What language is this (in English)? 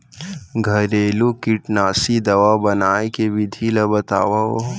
Chhattisgarhi